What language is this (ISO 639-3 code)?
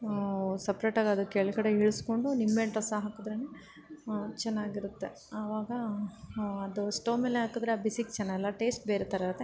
kan